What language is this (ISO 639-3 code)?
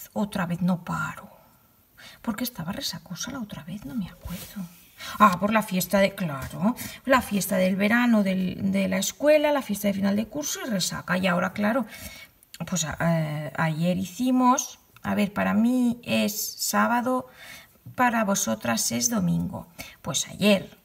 spa